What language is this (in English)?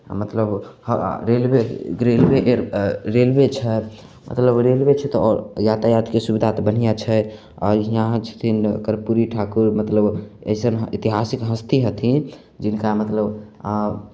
Maithili